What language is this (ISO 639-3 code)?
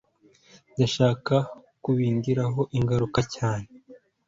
kin